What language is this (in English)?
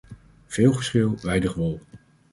Dutch